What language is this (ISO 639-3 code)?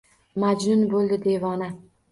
uzb